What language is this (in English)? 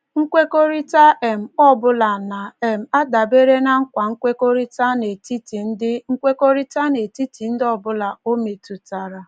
Igbo